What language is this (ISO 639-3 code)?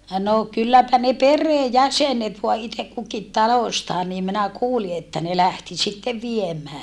fin